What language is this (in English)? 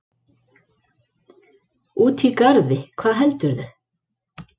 Icelandic